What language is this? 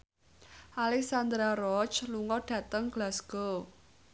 Javanese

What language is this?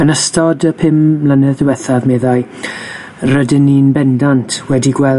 Welsh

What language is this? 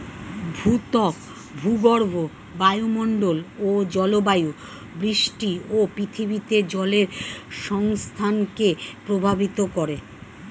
Bangla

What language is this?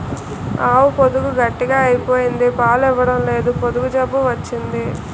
Telugu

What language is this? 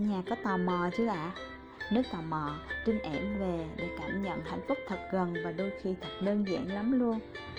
Vietnamese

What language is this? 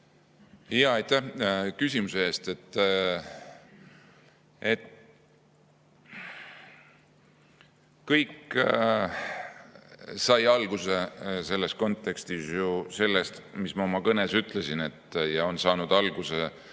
Estonian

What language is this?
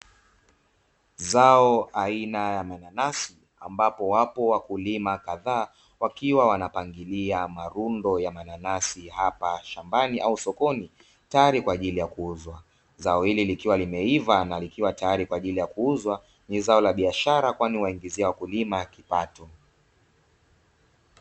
Swahili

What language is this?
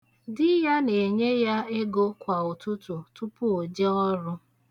Igbo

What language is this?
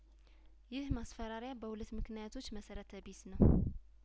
Amharic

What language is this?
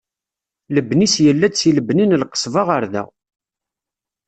Kabyle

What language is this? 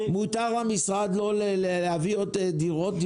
Hebrew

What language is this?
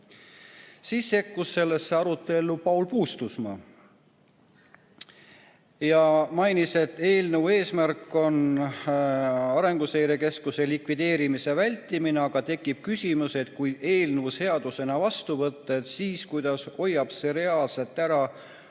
Estonian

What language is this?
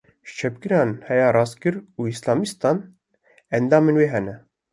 Kurdish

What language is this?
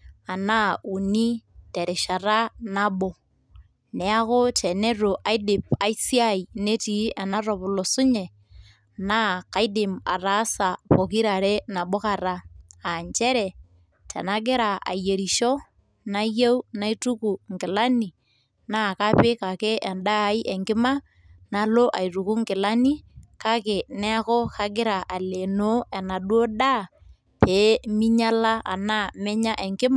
Masai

